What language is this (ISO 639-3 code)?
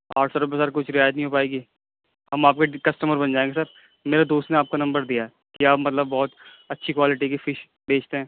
urd